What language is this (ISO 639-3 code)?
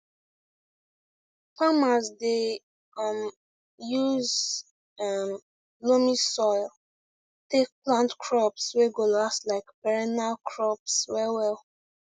pcm